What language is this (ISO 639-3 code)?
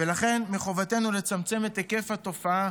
heb